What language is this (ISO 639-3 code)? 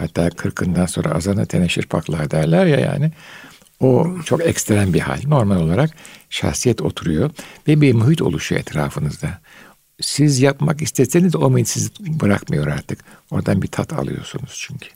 tur